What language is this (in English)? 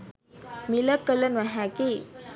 Sinhala